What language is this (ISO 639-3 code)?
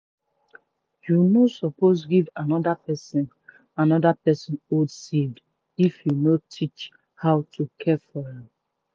pcm